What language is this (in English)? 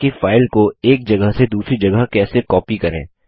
Hindi